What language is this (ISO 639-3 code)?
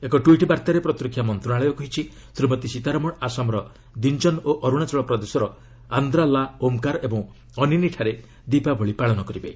ori